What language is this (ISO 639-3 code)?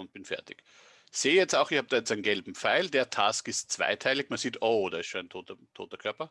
deu